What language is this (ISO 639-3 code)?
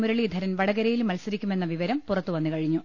mal